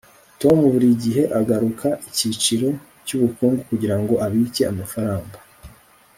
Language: Kinyarwanda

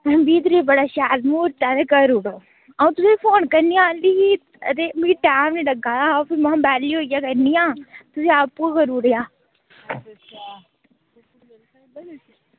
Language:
Dogri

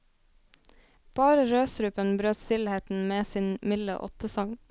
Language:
Norwegian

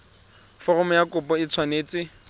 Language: Tswana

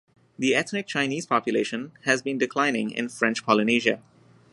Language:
English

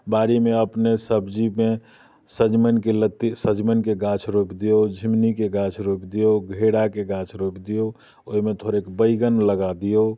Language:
Maithili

